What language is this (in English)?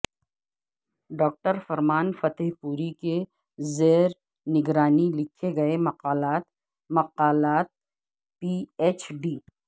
Urdu